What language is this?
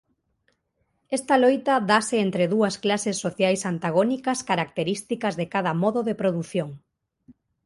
Galician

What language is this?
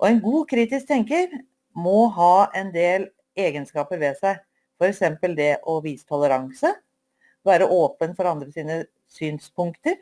Norwegian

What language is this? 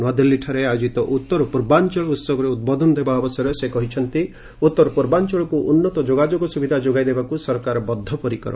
Odia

